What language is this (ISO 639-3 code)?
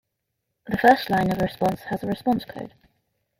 eng